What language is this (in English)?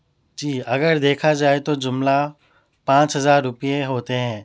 Urdu